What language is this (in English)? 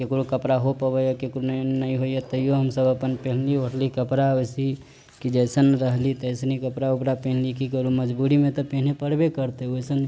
Maithili